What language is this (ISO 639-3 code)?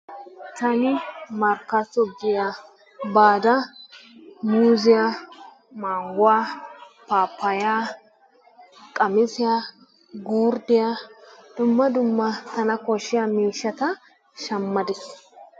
wal